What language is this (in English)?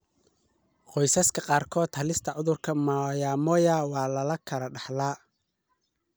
Somali